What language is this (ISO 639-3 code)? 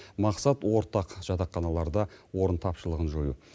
kaz